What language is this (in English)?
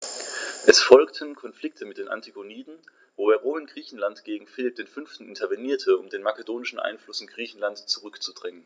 German